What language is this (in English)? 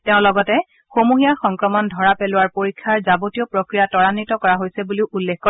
Assamese